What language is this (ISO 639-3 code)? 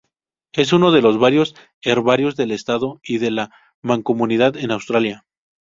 spa